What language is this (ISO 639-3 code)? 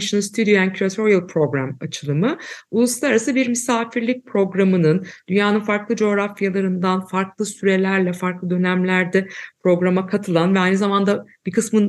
tur